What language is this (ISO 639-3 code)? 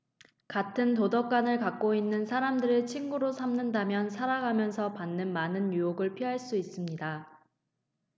kor